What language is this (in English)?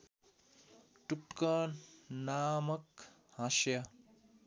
Nepali